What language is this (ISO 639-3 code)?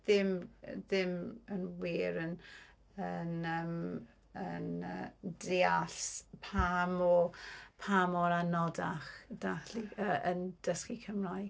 cym